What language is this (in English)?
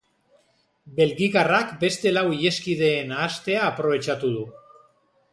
Basque